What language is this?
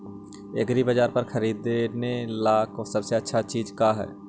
Magahi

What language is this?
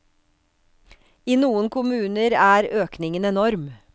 Norwegian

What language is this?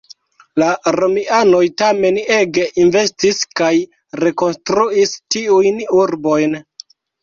Esperanto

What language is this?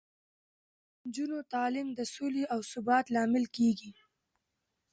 Pashto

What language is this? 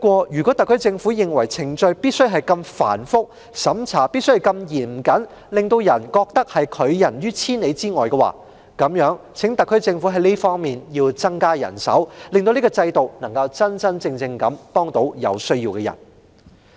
Cantonese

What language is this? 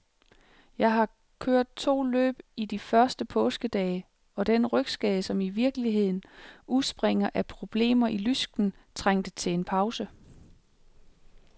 Danish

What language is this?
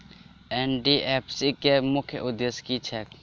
Maithili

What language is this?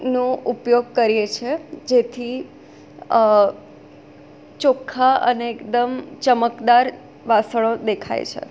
Gujarati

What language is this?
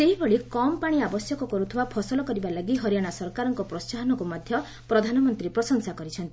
Odia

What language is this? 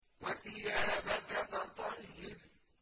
Arabic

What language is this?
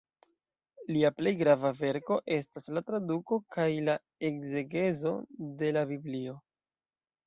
Esperanto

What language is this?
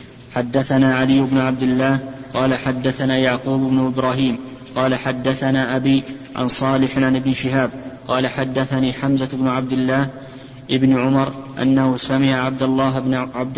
Arabic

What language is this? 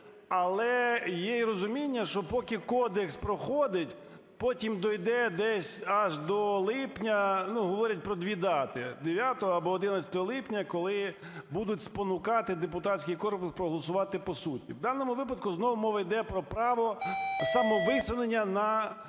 Ukrainian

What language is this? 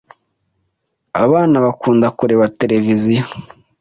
Kinyarwanda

